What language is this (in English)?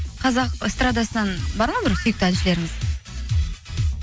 Kazakh